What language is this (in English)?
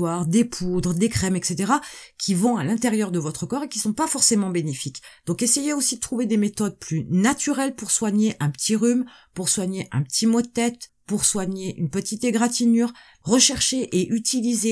French